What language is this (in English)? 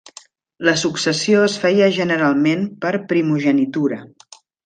Catalan